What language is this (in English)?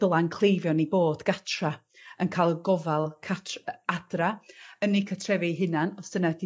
Welsh